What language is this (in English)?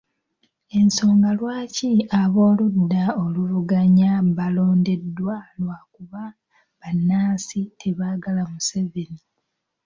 Ganda